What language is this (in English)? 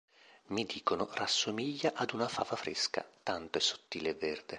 Italian